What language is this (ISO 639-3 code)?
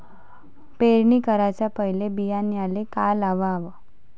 mar